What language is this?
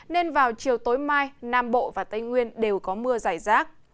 Vietnamese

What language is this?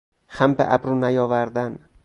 Persian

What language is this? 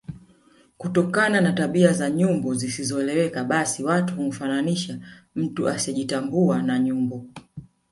Swahili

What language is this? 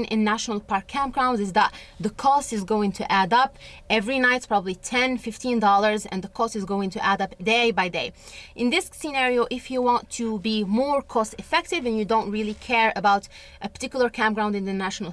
English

